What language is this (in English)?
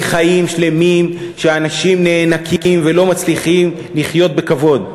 Hebrew